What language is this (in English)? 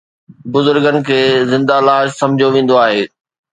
Sindhi